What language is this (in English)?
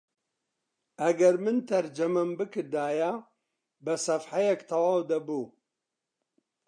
Central Kurdish